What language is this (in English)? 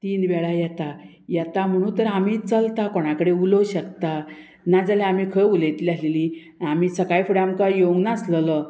Konkani